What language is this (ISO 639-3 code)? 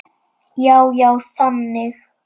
isl